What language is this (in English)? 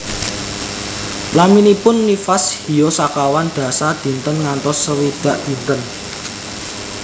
Javanese